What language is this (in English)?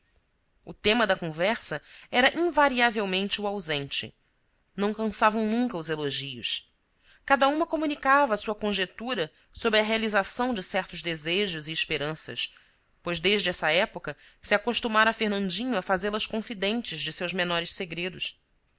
Portuguese